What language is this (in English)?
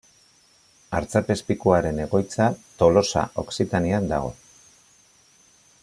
Basque